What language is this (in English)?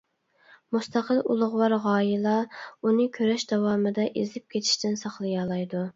Uyghur